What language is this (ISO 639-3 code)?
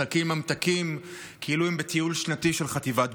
heb